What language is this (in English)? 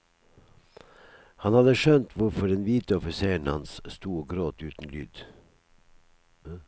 Norwegian